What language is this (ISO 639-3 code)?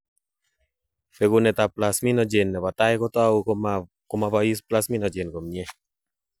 kln